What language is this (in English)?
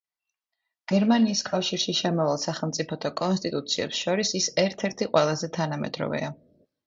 Georgian